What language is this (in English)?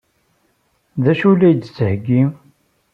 Kabyle